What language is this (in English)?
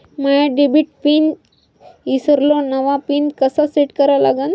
Marathi